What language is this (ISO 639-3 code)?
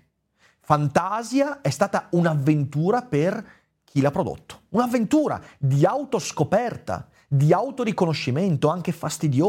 ita